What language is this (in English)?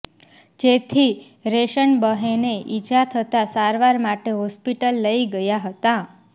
Gujarati